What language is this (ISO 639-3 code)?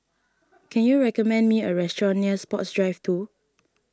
eng